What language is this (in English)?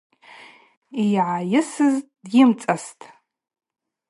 Abaza